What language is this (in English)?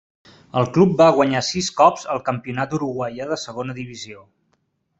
Catalan